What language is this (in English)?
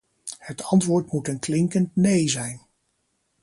Dutch